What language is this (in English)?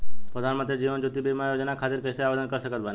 Bhojpuri